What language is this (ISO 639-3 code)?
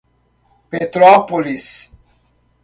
por